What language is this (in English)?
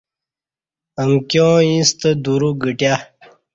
Kati